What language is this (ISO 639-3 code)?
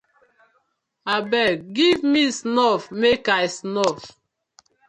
pcm